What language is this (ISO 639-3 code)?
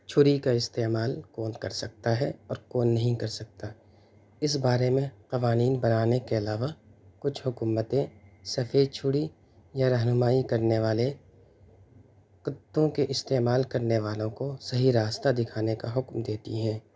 urd